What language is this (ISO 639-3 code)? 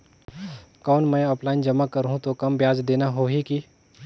hne